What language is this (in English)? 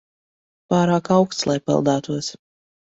Latvian